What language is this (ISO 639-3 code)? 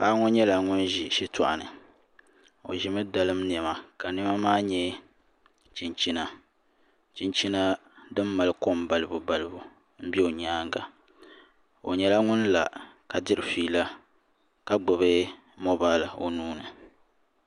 dag